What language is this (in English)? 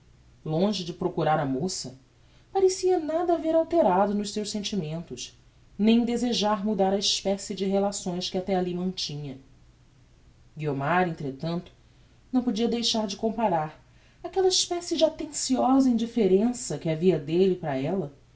Portuguese